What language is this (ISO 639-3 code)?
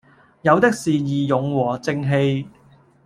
yue